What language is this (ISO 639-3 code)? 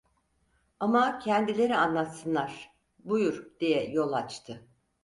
tur